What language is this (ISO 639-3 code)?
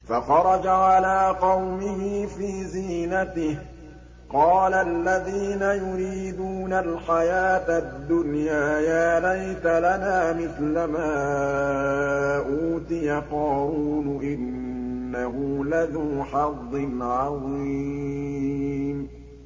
ara